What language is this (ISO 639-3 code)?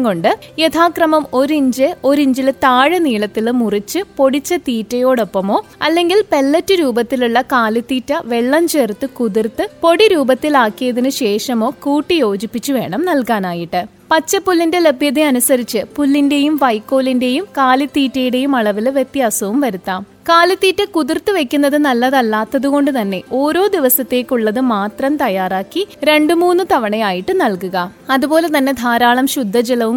mal